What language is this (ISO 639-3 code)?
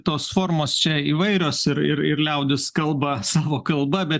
lit